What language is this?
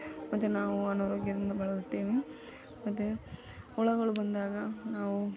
Kannada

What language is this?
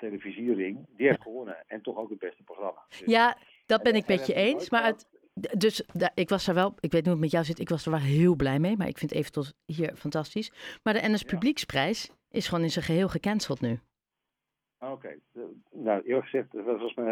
Dutch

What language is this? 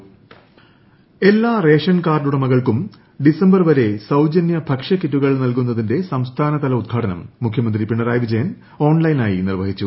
Malayalam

